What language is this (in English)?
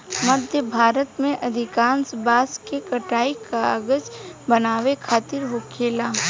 Bhojpuri